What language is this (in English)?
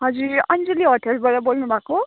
Nepali